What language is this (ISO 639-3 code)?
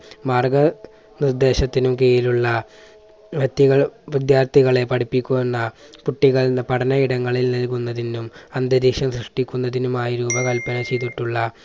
mal